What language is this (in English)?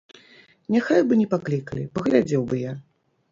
Belarusian